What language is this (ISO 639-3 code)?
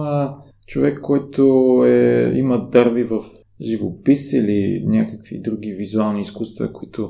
bul